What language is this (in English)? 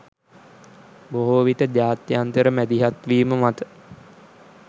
Sinhala